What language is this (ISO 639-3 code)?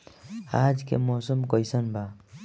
bho